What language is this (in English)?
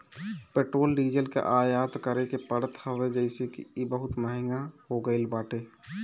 Bhojpuri